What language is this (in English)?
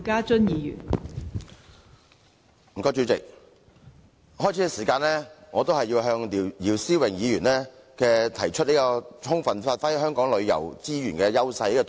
Cantonese